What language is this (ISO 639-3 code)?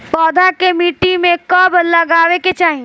bho